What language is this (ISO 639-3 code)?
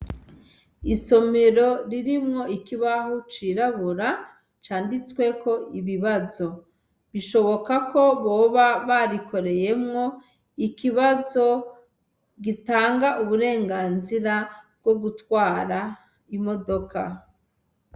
run